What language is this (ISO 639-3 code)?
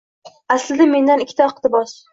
uzb